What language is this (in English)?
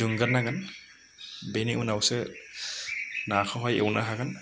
Bodo